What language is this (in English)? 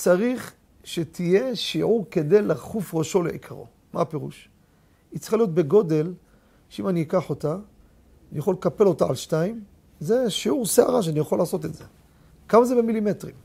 Hebrew